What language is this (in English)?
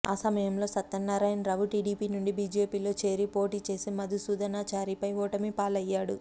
Telugu